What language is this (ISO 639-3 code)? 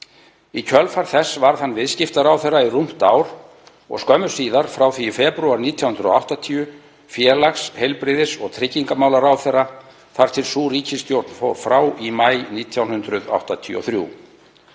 isl